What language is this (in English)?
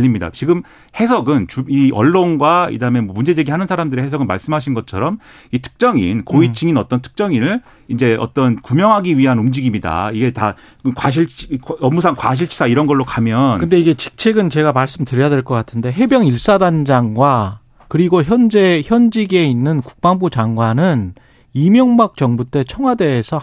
Korean